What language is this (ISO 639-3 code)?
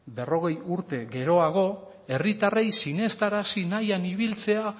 eus